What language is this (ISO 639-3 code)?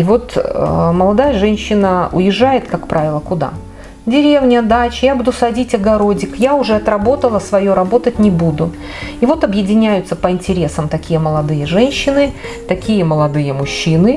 rus